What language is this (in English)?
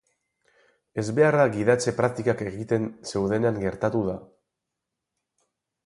Basque